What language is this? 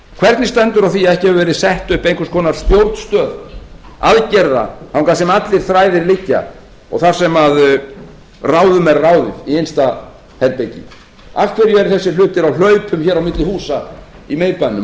Icelandic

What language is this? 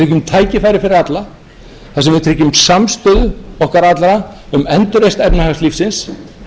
Icelandic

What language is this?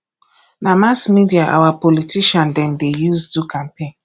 Nigerian Pidgin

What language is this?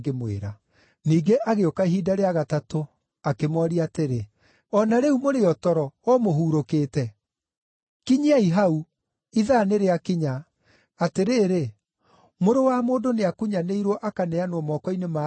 Kikuyu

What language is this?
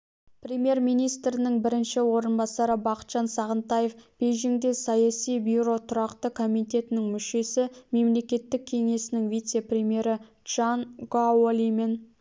Kazakh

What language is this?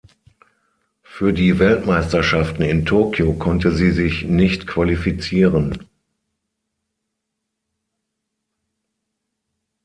German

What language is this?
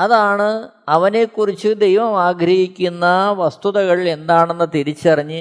Malayalam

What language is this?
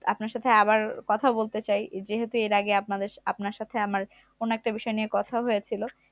Bangla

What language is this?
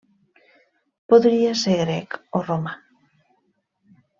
Catalan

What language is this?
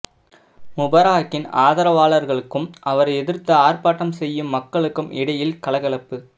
Tamil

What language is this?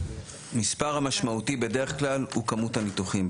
Hebrew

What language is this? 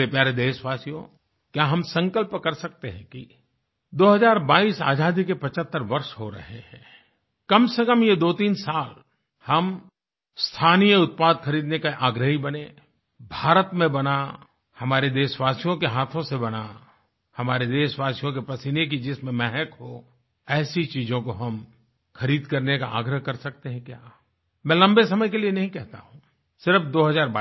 Hindi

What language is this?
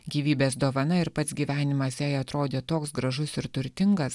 Lithuanian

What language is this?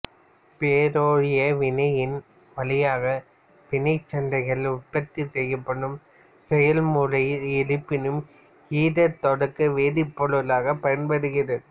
Tamil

